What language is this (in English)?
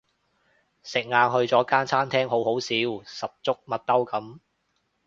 Cantonese